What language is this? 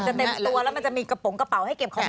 Thai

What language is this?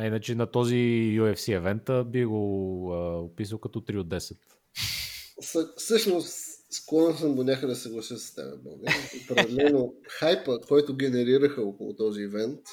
Bulgarian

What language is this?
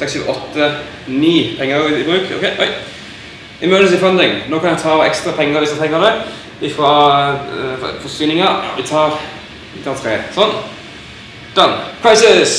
Norwegian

